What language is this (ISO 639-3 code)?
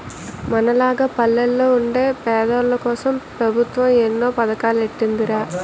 tel